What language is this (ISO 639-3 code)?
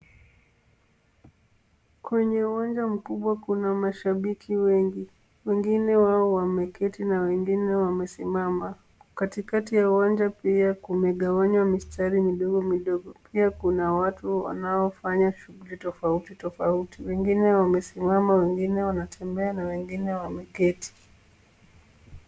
swa